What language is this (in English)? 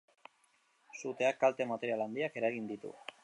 Basque